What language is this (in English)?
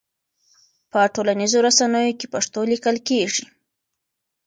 Pashto